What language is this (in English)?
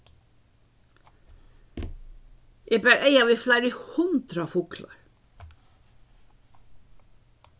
Faroese